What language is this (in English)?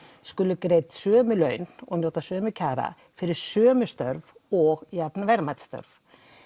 Icelandic